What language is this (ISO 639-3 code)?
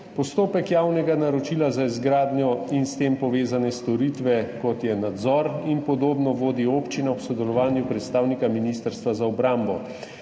slv